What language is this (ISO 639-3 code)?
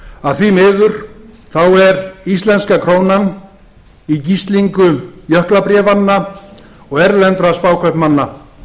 isl